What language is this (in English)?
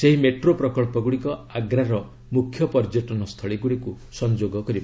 Odia